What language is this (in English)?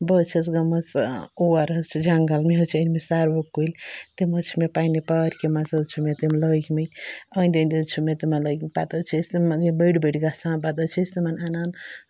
Kashmiri